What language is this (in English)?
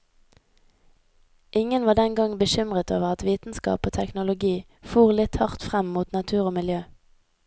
Norwegian